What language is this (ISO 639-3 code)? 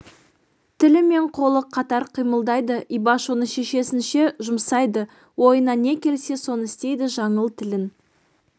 kaz